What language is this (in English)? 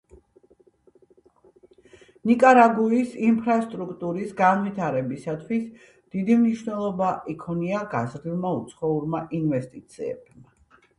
Georgian